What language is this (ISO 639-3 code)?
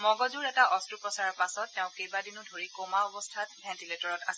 asm